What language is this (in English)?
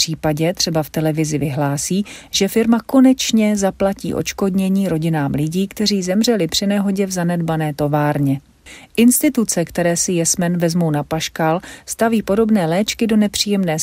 Czech